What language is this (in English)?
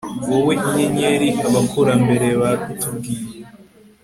Kinyarwanda